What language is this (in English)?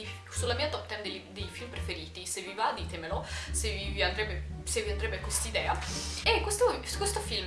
Italian